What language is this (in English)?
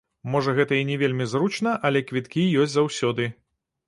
Belarusian